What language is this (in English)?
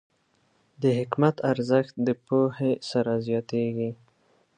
Pashto